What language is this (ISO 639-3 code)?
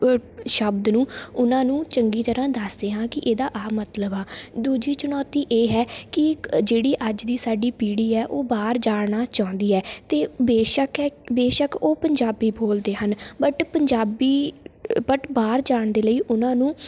pan